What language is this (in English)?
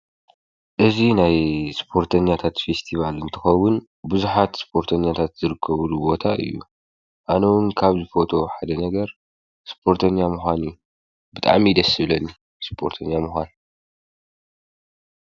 Tigrinya